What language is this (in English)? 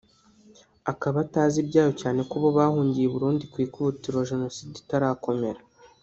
Kinyarwanda